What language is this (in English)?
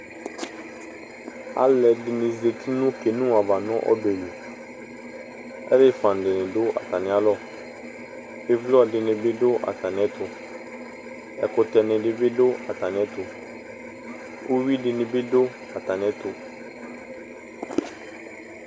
Ikposo